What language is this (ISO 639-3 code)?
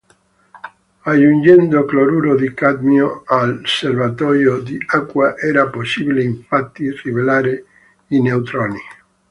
ita